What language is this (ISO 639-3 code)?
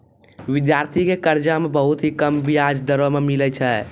mai